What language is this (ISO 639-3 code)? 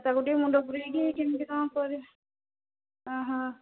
ori